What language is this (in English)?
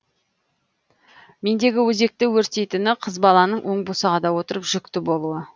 Kazakh